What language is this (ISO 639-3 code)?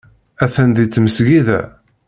kab